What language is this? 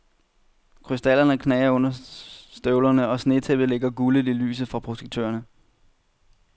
Danish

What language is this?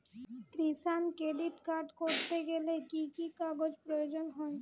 Bangla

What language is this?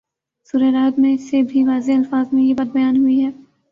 Urdu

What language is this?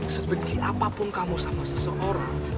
Indonesian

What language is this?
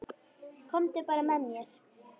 Icelandic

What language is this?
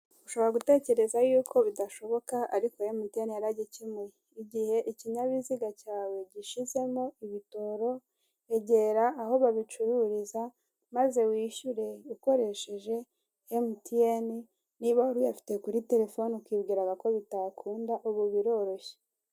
Kinyarwanda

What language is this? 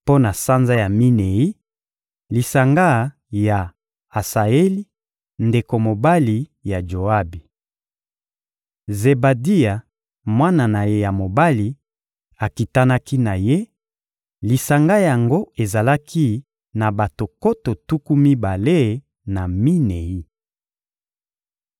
Lingala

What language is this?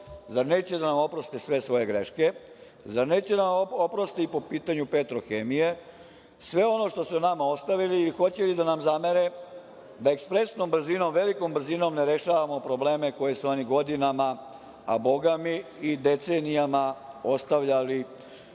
Serbian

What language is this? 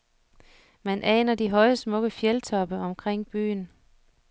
Danish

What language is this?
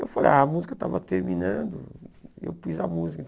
Portuguese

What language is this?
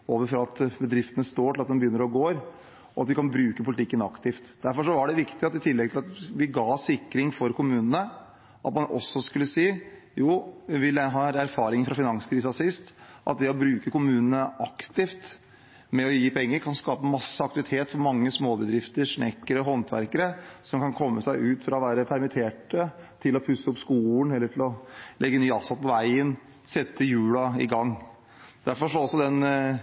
Norwegian Bokmål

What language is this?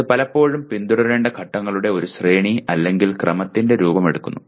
Malayalam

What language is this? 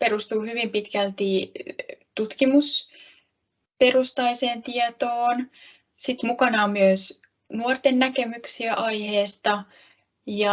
Finnish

